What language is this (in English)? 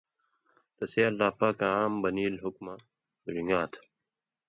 Indus Kohistani